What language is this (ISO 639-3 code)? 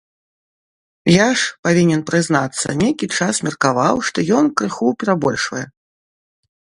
bel